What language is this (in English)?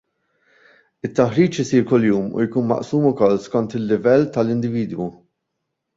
Maltese